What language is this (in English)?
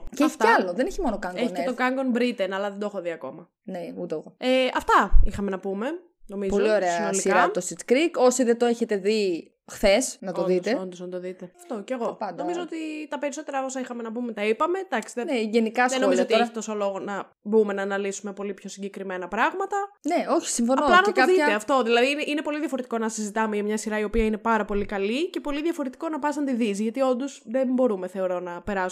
Greek